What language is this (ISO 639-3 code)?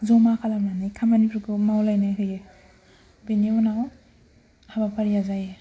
brx